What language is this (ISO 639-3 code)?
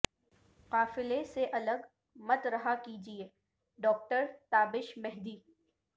urd